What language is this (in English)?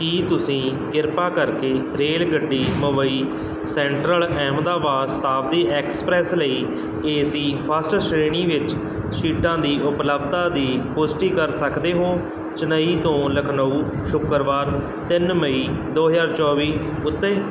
Punjabi